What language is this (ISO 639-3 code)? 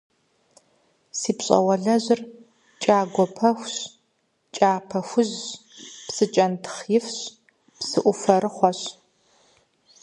kbd